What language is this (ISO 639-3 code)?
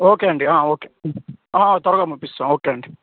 tel